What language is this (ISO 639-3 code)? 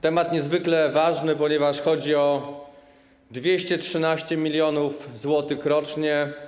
pol